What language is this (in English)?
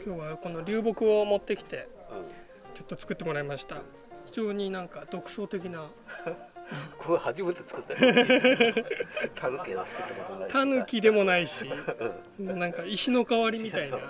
Japanese